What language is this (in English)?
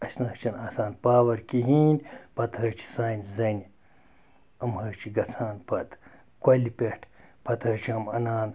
Kashmiri